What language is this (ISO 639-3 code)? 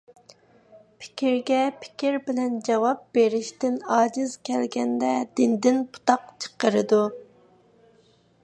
uig